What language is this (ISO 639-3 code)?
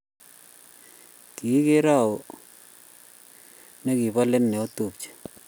kln